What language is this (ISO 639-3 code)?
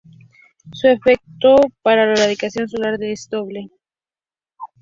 spa